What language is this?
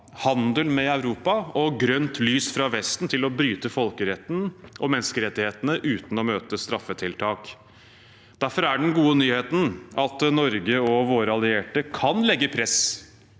Norwegian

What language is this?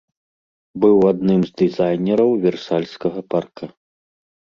Belarusian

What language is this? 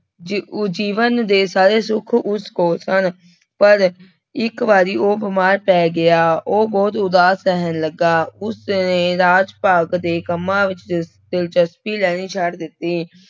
Punjabi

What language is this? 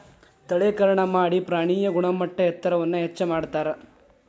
Kannada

